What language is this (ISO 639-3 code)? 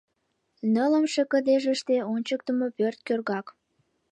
chm